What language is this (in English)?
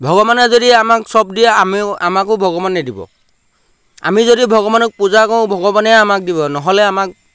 Assamese